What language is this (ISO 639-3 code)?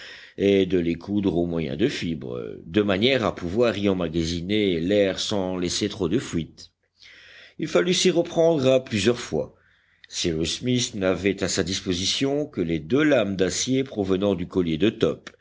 fra